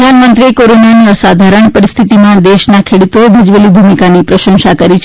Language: Gujarati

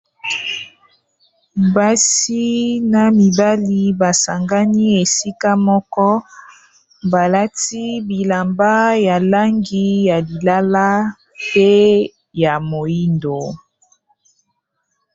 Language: Lingala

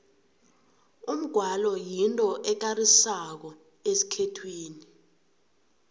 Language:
South Ndebele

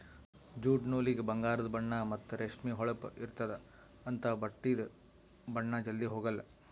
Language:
Kannada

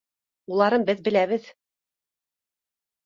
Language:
Bashkir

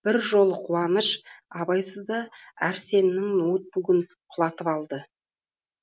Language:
Kazakh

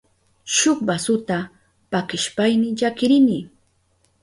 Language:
Southern Pastaza Quechua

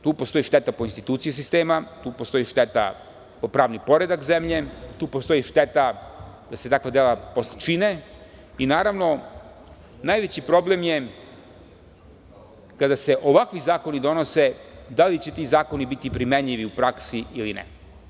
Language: Serbian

